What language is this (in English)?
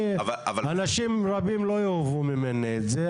Hebrew